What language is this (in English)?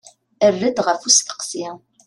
Kabyle